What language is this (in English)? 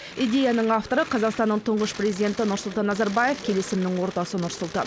Kazakh